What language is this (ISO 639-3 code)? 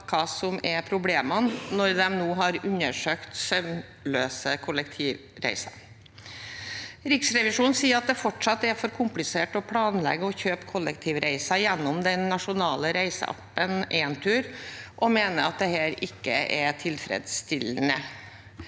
nor